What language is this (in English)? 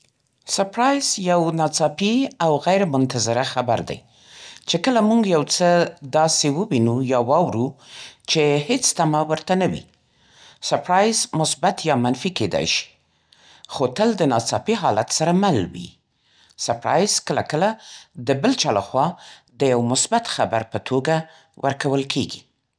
Central Pashto